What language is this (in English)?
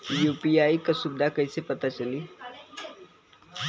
Bhojpuri